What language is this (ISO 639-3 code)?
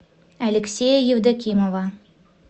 rus